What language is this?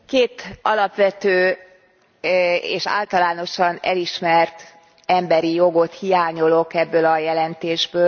Hungarian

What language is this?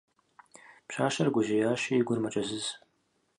Kabardian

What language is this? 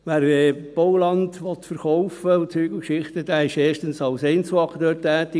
Swiss German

